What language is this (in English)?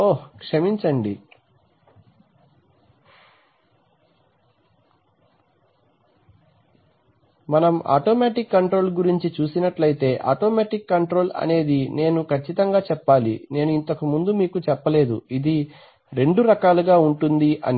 Telugu